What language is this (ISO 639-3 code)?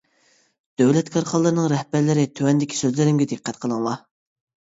uig